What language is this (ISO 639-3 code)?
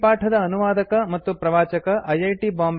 kan